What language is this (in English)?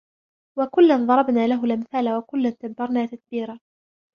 Arabic